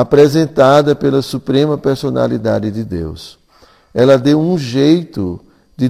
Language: Portuguese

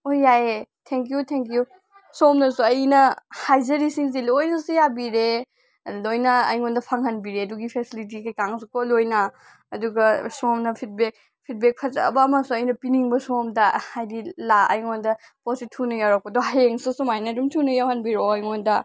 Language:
Manipuri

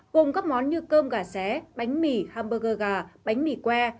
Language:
Vietnamese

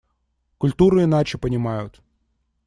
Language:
Russian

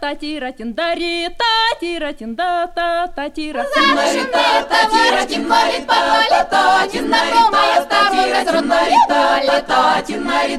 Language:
Hungarian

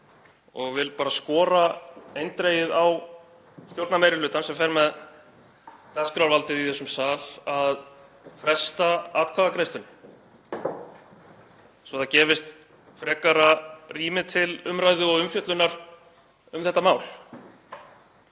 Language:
Icelandic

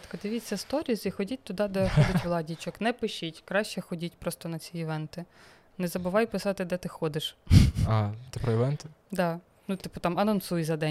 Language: Ukrainian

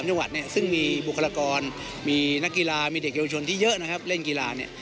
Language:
Thai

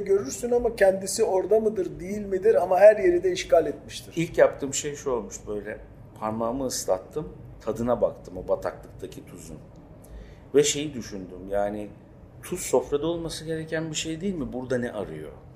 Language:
Turkish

